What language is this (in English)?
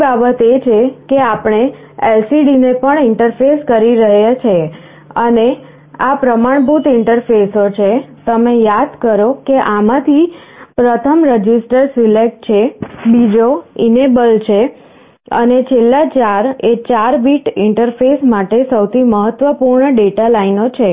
Gujarati